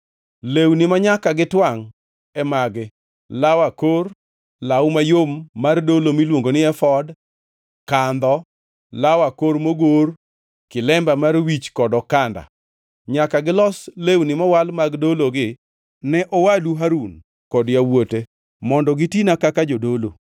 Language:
Luo (Kenya and Tanzania)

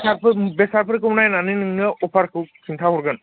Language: Bodo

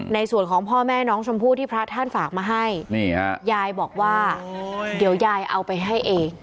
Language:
Thai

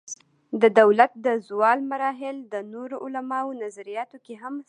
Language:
Pashto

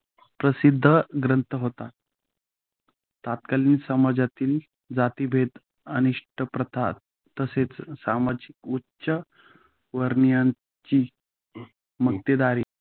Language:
Marathi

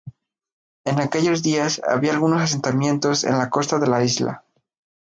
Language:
Spanish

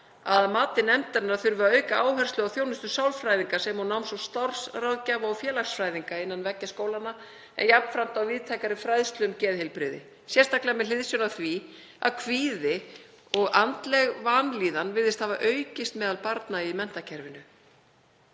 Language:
Icelandic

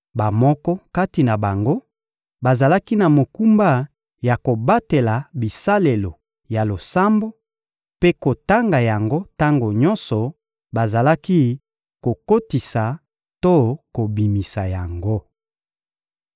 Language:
Lingala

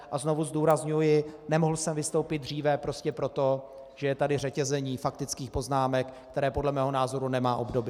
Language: Czech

